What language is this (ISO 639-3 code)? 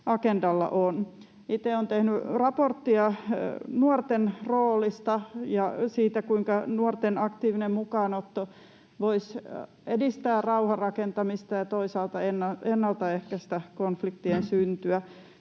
fin